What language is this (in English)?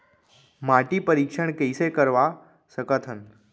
Chhattisgarhi